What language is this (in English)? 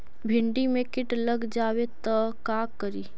Magahi